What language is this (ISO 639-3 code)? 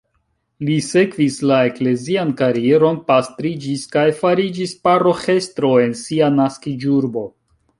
epo